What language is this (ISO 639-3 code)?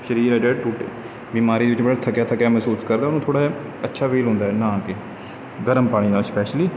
pan